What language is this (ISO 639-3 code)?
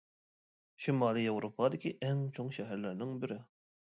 uig